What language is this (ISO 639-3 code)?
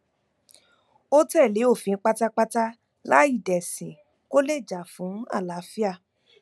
yor